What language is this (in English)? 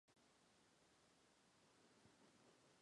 Chinese